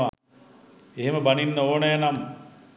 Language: Sinhala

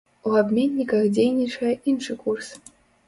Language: Belarusian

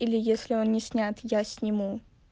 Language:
Russian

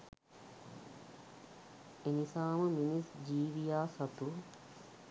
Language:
Sinhala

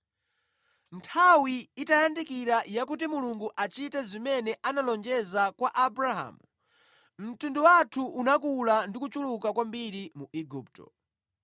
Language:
Nyanja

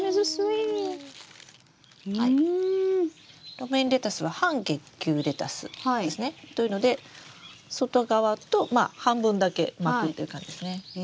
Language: Japanese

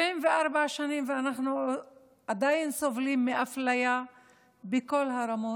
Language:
Hebrew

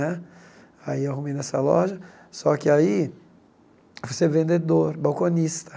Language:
Portuguese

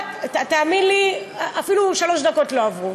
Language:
Hebrew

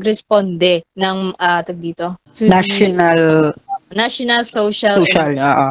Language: Filipino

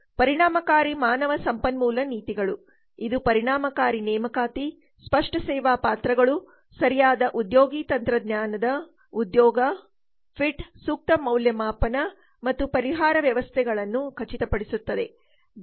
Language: Kannada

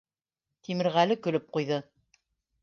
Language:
Bashkir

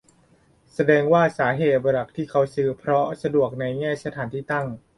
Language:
Thai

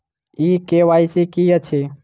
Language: Maithili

